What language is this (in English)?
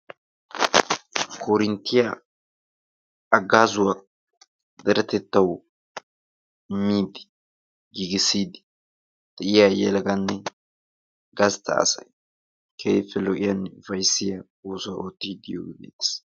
Wolaytta